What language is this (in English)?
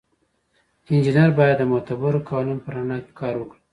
Pashto